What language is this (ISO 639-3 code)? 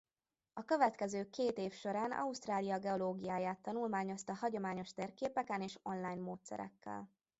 hun